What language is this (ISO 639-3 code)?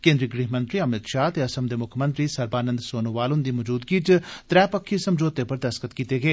doi